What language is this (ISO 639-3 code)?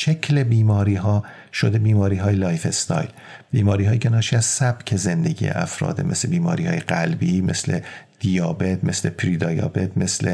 fas